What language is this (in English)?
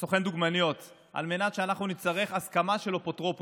Hebrew